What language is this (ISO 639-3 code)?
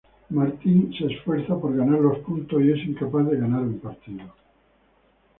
spa